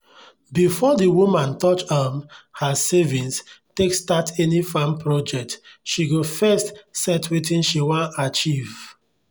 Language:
Nigerian Pidgin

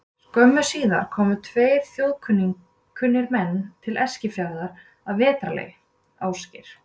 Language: Icelandic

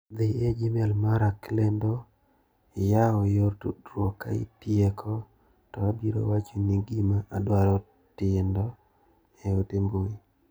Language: Luo (Kenya and Tanzania)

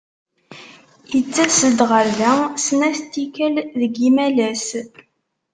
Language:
Kabyle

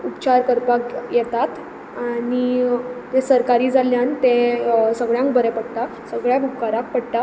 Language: Konkani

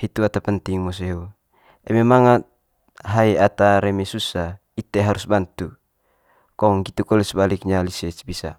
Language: Manggarai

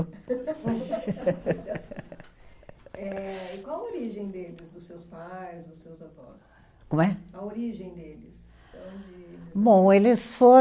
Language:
Portuguese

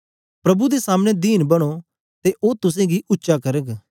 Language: Dogri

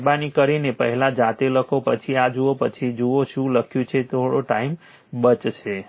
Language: Gujarati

